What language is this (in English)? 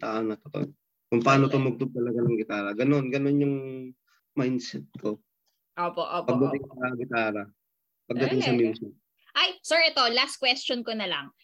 Filipino